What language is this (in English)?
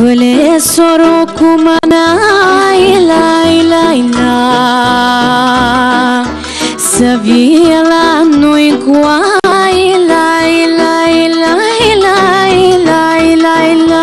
Romanian